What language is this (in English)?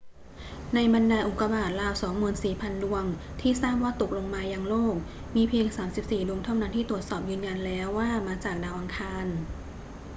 Thai